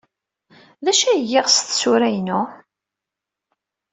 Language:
Kabyle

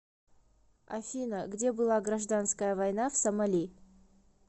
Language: Russian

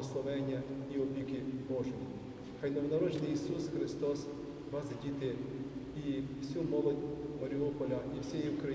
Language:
Ukrainian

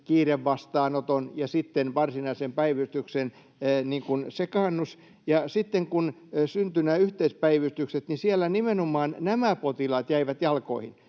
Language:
Finnish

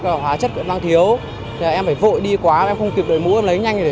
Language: Vietnamese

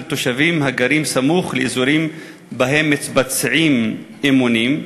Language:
Hebrew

